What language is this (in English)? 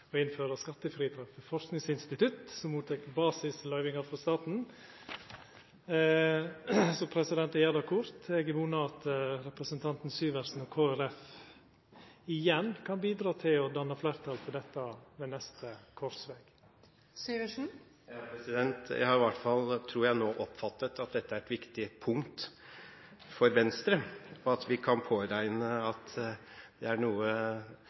Norwegian